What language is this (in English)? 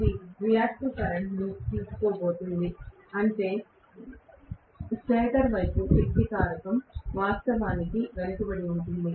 Telugu